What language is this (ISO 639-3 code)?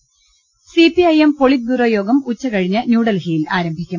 mal